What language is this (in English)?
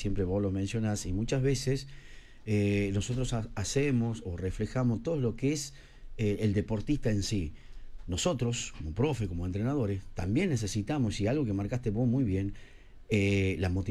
Spanish